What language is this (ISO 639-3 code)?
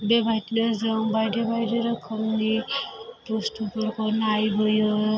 brx